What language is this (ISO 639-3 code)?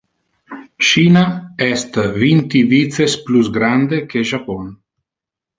ina